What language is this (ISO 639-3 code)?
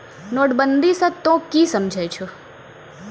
mai